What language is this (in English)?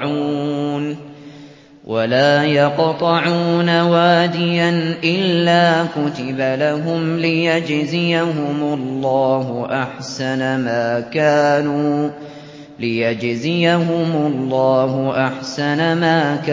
Arabic